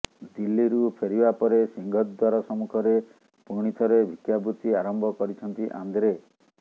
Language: Odia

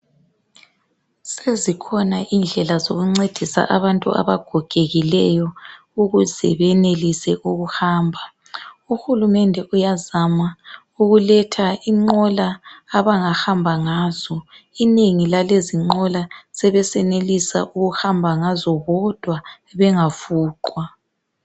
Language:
North Ndebele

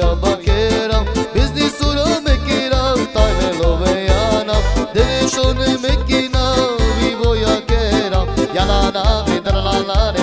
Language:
Romanian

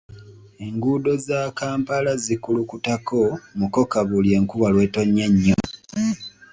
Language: Ganda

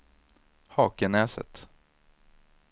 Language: Swedish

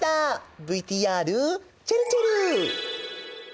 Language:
Japanese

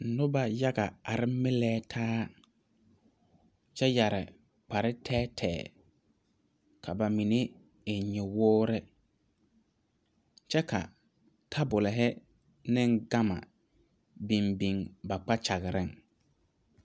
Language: Southern Dagaare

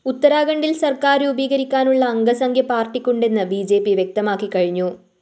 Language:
Malayalam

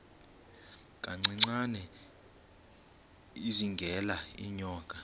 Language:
Xhosa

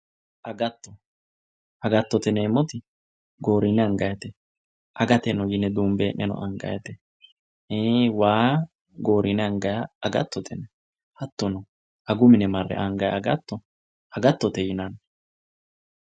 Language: Sidamo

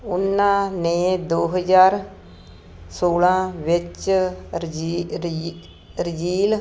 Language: Punjabi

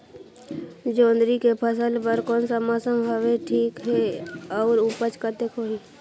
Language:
Chhattisgarhi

